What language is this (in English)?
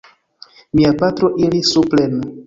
Esperanto